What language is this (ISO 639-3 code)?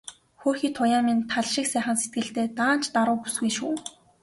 mon